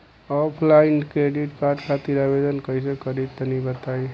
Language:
Bhojpuri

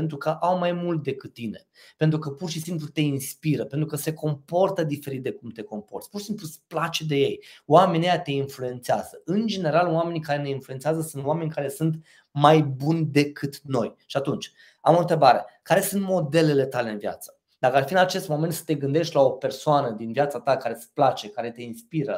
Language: Romanian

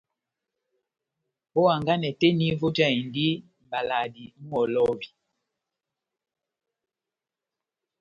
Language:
Batanga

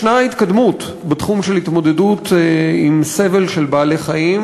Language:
Hebrew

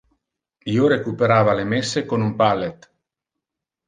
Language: Interlingua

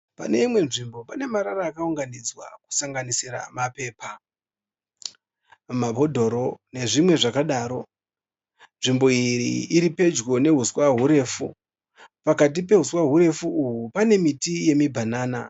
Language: Shona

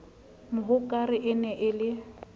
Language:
Southern Sotho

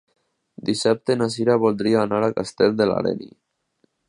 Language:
Catalan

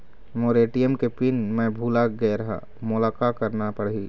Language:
Chhattisgarhi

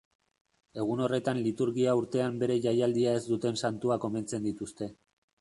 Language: Basque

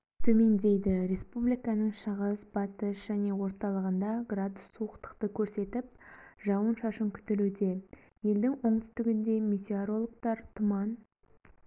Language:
Kazakh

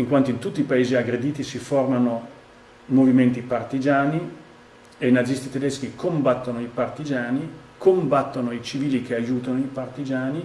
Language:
Italian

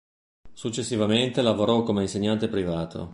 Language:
Italian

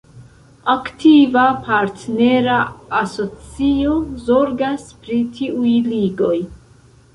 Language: Esperanto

